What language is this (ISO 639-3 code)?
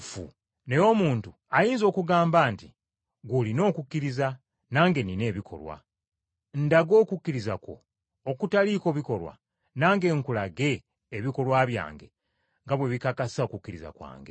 lug